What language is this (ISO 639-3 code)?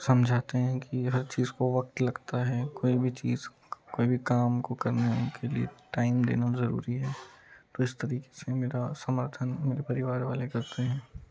hin